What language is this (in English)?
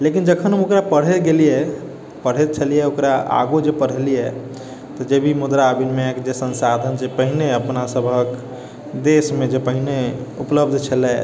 Maithili